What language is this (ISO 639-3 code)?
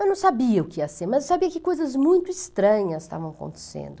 por